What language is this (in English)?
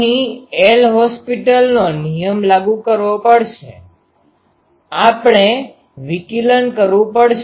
Gujarati